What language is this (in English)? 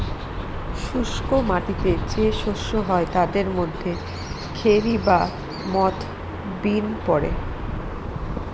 Bangla